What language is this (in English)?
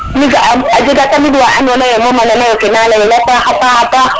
Serer